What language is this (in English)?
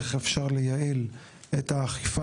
Hebrew